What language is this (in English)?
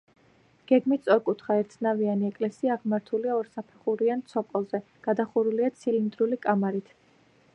Georgian